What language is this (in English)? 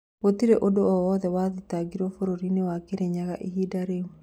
Kikuyu